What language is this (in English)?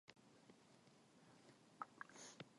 Korean